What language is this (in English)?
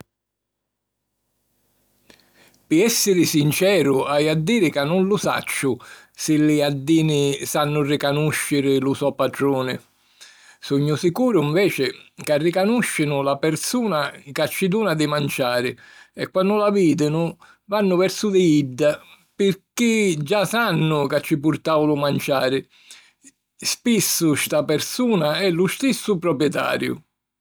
Sicilian